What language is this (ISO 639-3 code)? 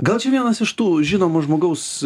lit